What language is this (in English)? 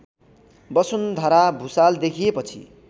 Nepali